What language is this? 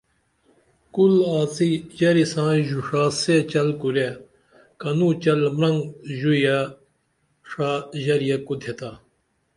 Dameli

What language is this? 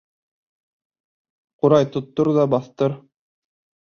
Bashkir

